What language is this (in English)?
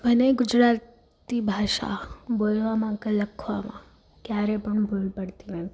Gujarati